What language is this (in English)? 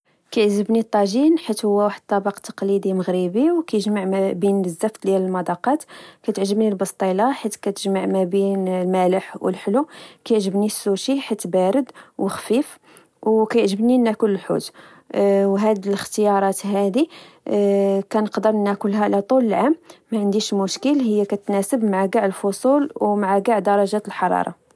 Moroccan Arabic